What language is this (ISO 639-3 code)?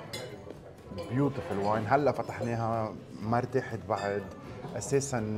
ara